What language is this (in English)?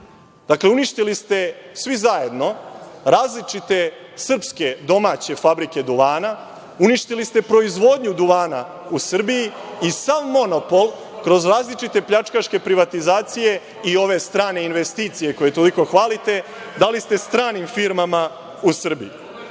Serbian